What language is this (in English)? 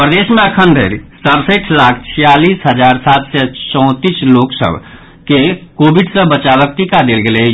Maithili